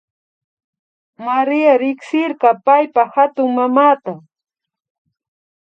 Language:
Imbabura Highland Quichua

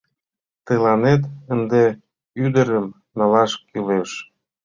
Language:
Mari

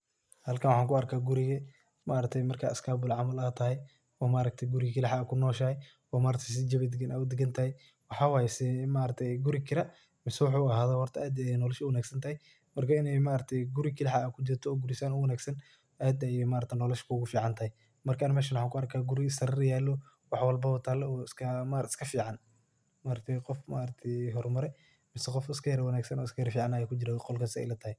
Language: Somali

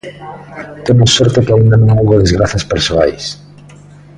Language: Galician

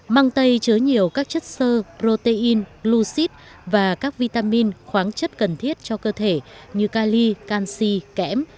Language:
Vietnamese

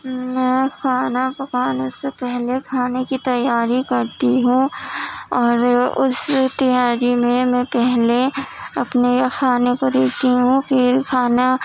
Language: Urdu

